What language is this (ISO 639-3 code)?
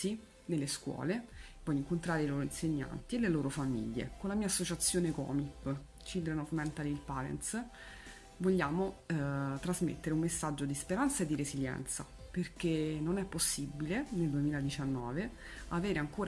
ita